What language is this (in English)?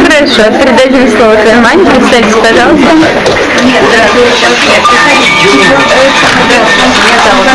Russian